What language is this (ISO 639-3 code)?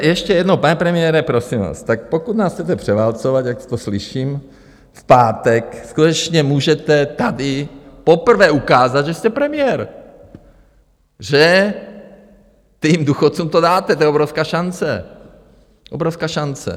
ces